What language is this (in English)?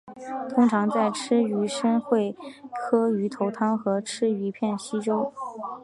Chinese